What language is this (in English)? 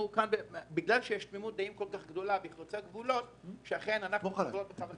Hebrew